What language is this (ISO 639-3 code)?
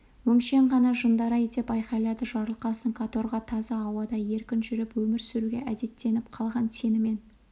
kaz